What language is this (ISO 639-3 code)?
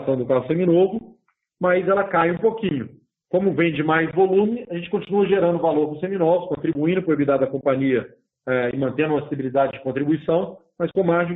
por